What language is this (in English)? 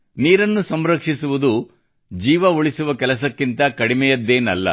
Kannada